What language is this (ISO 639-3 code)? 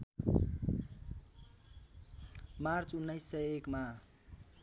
nep